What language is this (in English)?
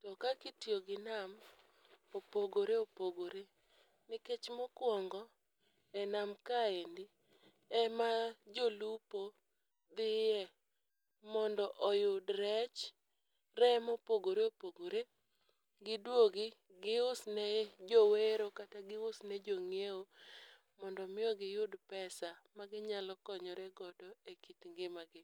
Luo (Kenya and Tanzania)